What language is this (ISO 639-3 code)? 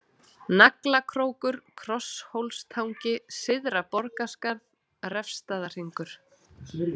isl